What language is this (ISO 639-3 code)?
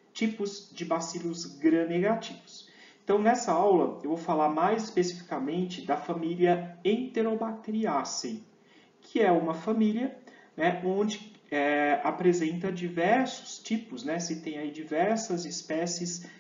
por